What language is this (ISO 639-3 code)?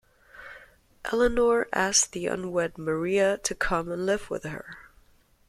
eng